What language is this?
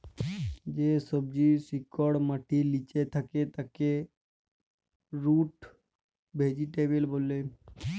Bangla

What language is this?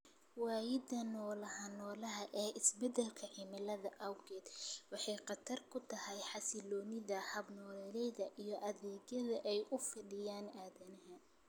Somali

